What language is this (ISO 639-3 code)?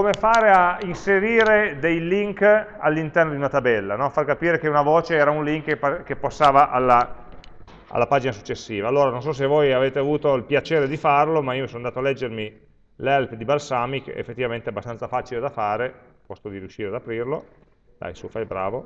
ita